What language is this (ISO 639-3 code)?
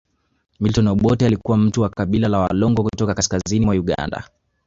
swa